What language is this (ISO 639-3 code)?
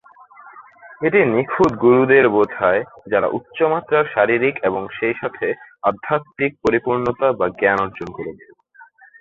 ben